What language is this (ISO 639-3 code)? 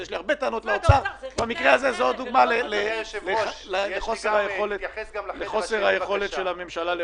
heb